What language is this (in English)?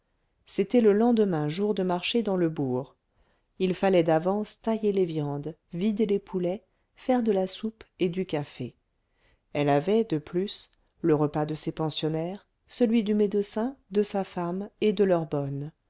French